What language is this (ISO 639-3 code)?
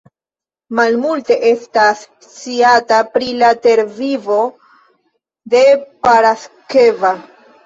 epo